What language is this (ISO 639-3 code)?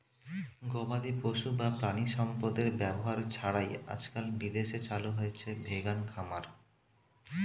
ben